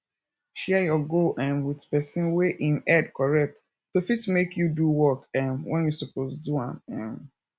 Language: Nigerian Pidgin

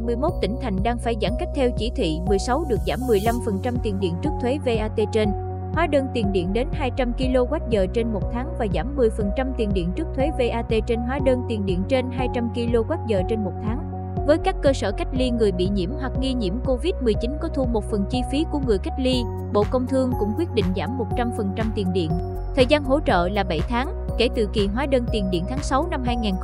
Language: Vietnamese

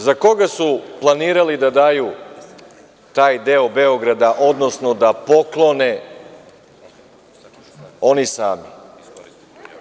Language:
Serbian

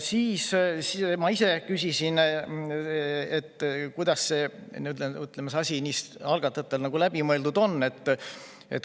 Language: Estonian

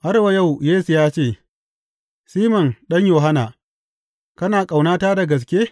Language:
Hausa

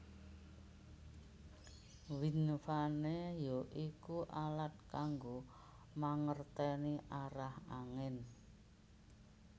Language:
Javanese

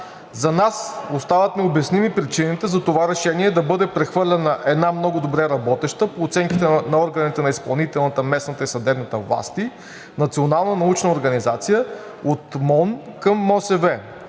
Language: Bulgarian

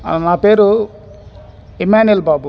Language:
Telugu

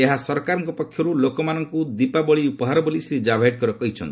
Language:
Odia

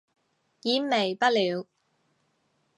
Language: Cantonese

